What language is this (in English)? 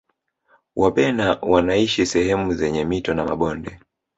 Swahili